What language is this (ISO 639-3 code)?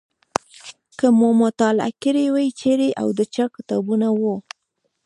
pus